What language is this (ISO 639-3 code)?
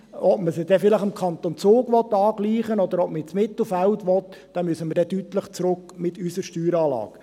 gsw